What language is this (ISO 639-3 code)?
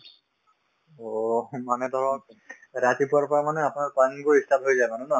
asm